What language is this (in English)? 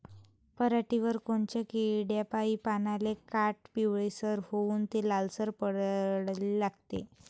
Marathi